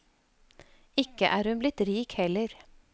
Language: Norwegian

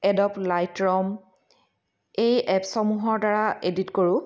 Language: Assamese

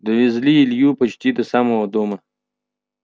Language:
Russian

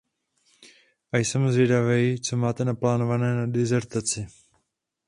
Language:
Czech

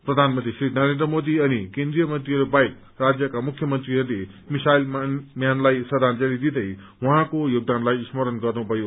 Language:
Nepali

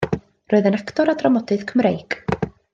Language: Welsh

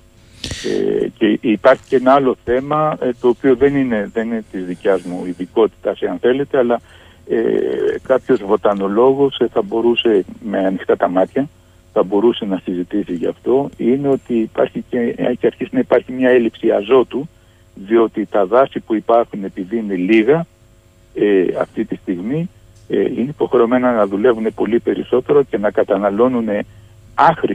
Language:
Greek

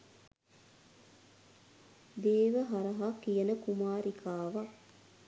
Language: Sinhala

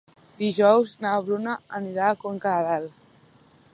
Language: Catalan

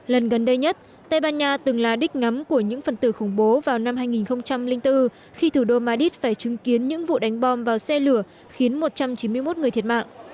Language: Vietnamese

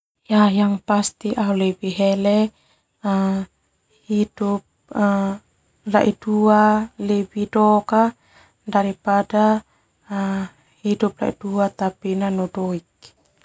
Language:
Termanu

